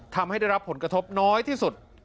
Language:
Thai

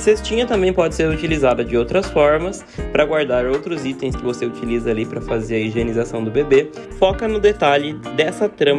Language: Portuguese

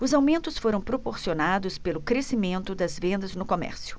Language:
Portuguese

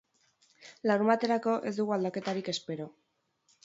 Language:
Basque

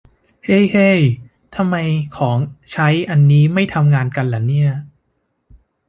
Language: Thai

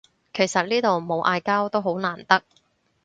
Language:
Cantonese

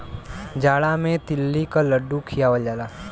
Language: Bhojpuri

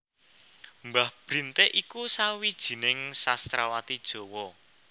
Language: Javanese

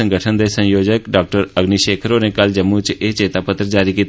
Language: Dogri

